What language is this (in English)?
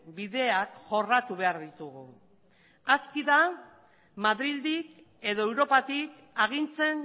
Basque